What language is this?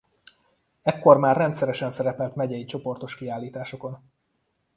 Hungarian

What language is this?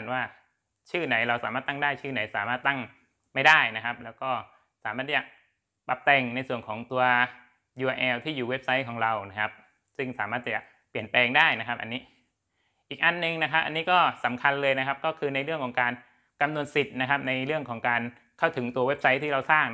Thai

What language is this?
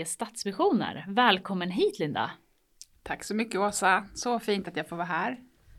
Swedish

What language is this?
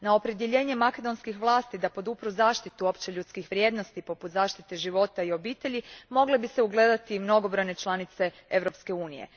Croatian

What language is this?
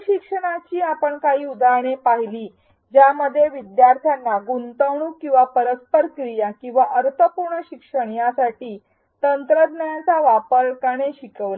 Marathi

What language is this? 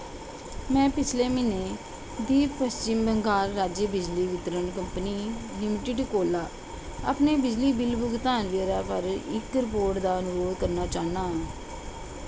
Dogri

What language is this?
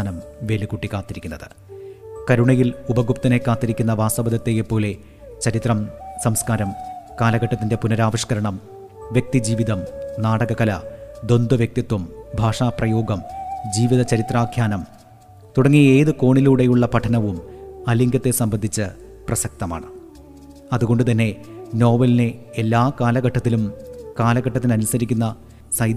Malayalam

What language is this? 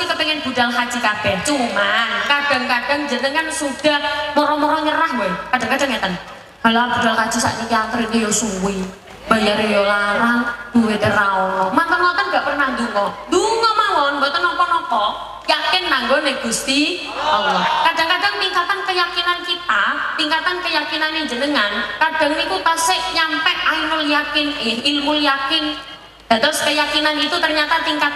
Indonesian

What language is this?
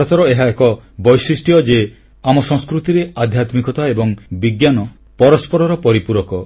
Odia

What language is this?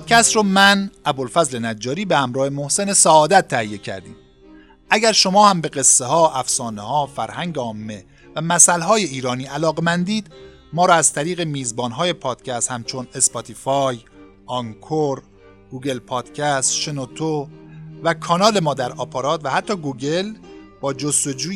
Persian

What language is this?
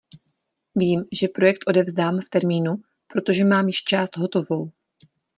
Czech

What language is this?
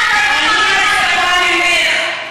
Hebrew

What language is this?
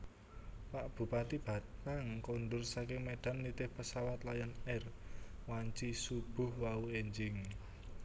Javanese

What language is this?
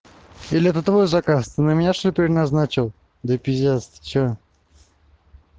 Russian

